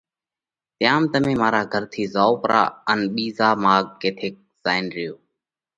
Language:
Parkari Koli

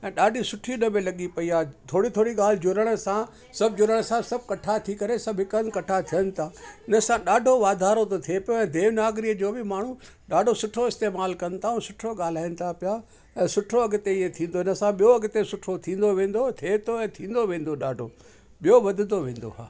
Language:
Sindhi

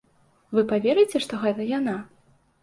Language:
Belarusian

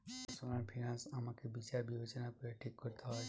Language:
Bangla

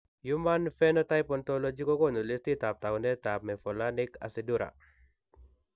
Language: Kalenjin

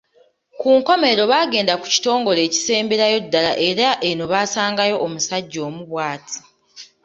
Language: Ganda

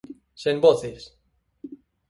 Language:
Galician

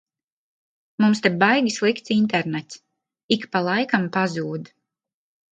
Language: Latvian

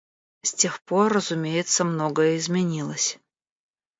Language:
Russian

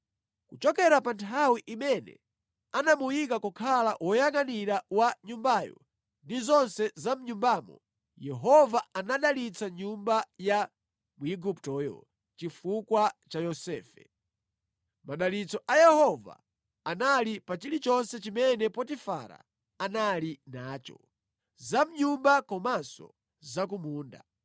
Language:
Nyanja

